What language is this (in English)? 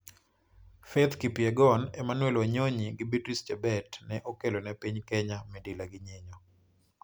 Luo (Kenya and Tanzania)